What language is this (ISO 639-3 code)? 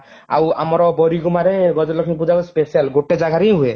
ori